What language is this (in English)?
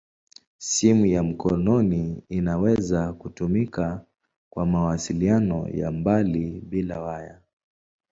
Swahili